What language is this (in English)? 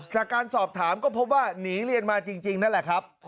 Thai